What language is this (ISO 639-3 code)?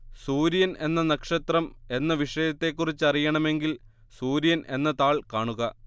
mal